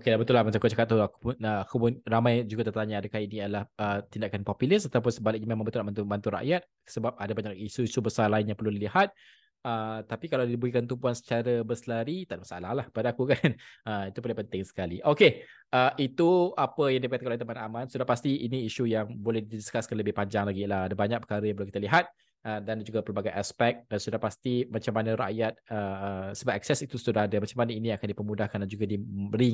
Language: Malay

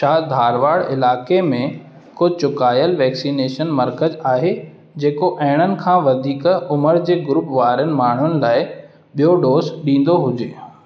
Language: Sindhi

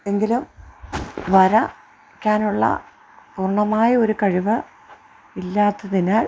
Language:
Malayalam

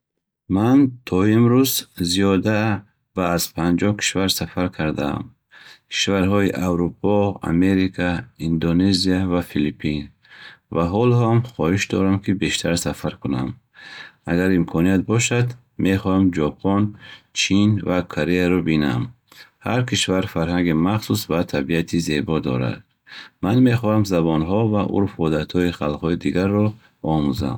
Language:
Bukharic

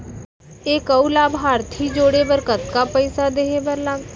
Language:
Chhattisgarhi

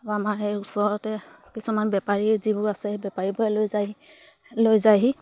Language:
Assamese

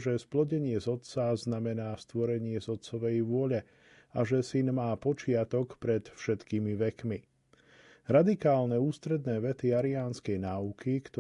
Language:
Slovak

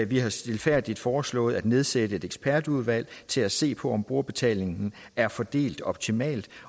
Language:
Danish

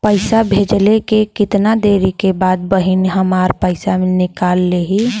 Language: Bhojpuri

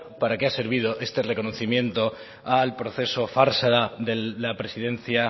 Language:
Spanish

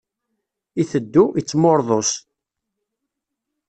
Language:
Kabyle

